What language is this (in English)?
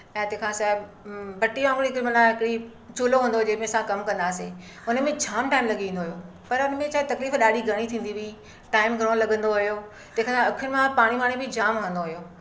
Sindhi